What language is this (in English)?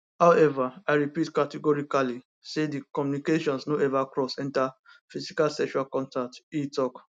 Nigerian Pidgin